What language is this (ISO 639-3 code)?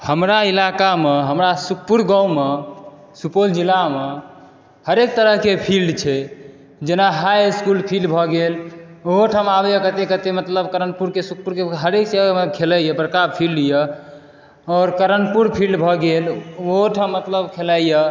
mai